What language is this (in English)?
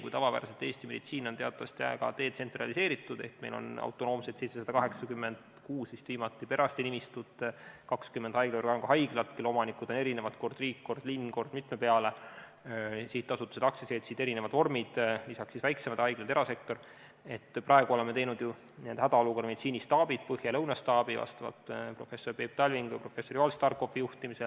Estonian